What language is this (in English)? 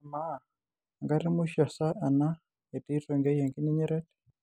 Masai